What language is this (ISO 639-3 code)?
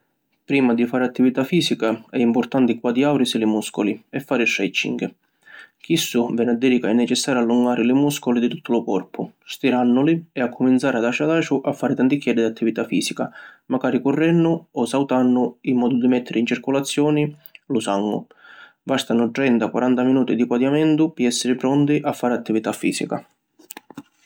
scn